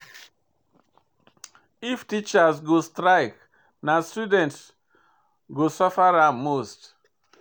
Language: Nigerian Pidgin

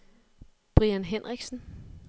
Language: Danish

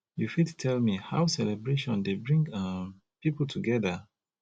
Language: Nigerian Pidgin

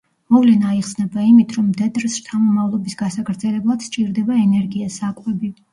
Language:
Georgian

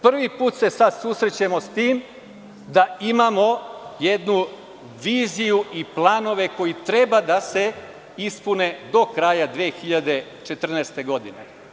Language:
Serbian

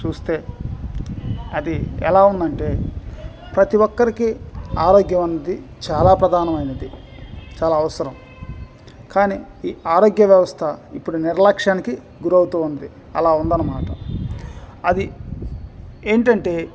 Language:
Telugu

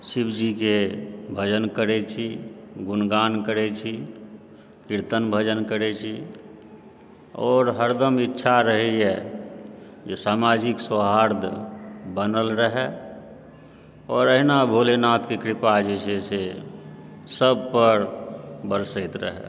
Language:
Maithili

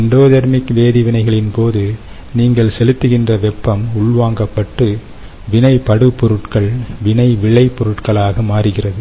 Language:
Tamil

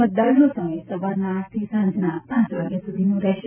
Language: Gujarati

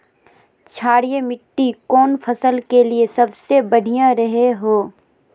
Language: Magahi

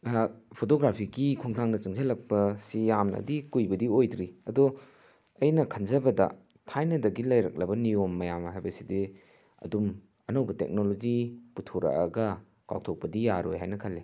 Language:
Manipuri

